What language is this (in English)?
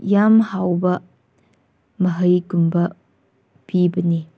Manipuri